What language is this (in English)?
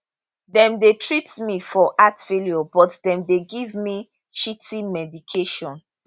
Nigerian Pidgin